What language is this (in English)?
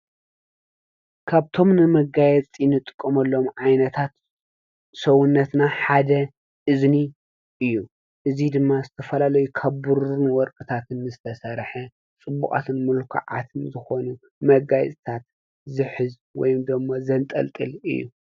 Tigrinya